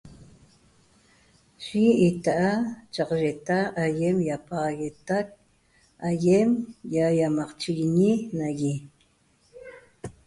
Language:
Toba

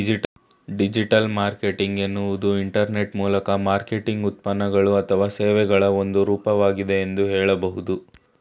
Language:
Kannada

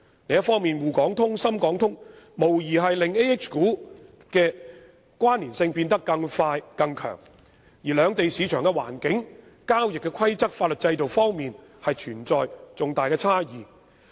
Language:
Cantonese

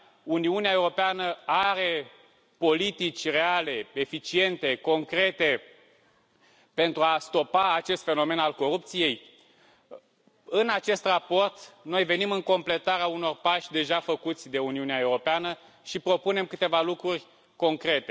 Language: Romanian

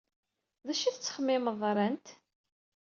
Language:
Kabyle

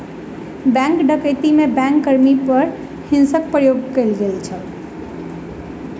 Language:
Maithili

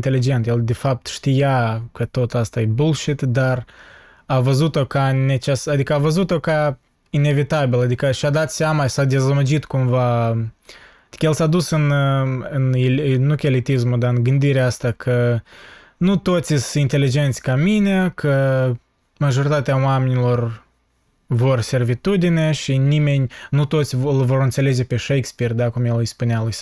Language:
Romanian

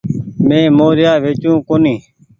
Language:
Goaria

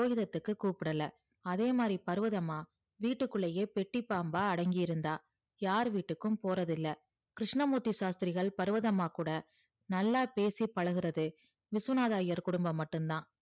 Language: Tamil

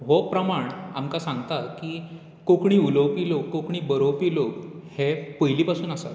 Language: Konkani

